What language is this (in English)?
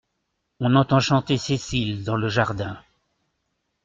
French